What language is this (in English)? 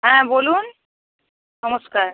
Bangla